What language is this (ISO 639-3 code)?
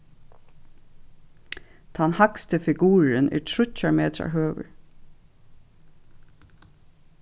fao